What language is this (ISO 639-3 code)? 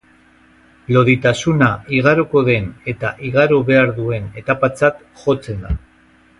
eus